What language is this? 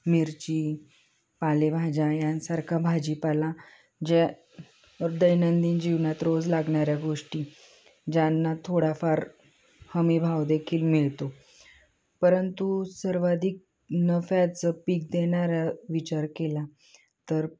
Marathi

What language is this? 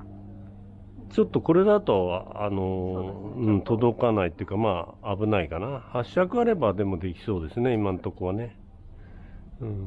Japanese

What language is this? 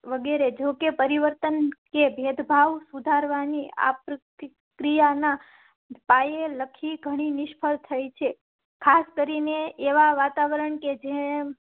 Gujarati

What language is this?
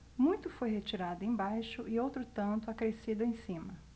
Portuguese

